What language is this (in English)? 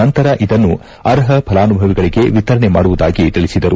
Kannada